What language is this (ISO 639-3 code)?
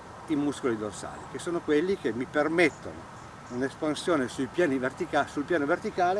ita